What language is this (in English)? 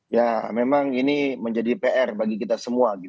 Indonesian